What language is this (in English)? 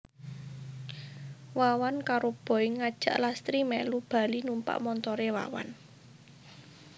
Javanese